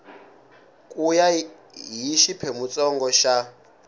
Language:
Tsonga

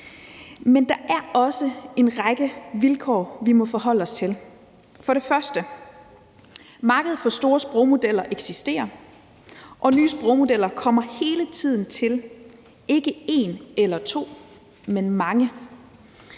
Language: Danish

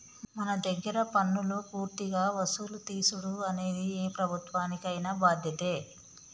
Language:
Telugu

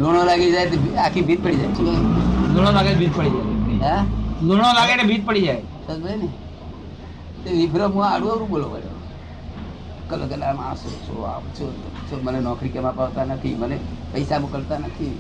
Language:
Gujarati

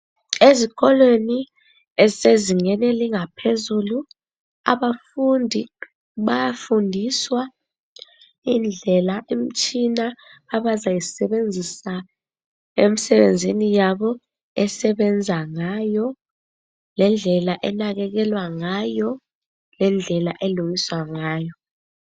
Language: North Ndebele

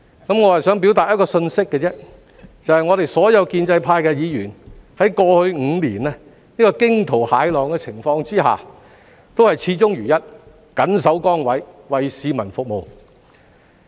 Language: Cantonese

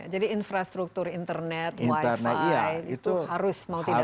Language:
Indonesian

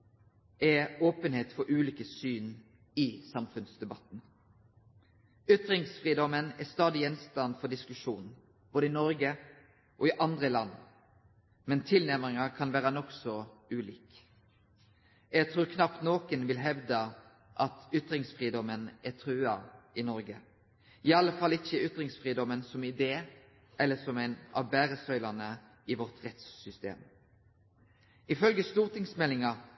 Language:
Norwegian Nynorsk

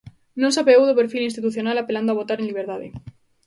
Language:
Galician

